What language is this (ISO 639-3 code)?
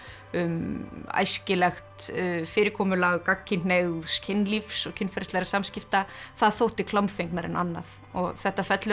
isl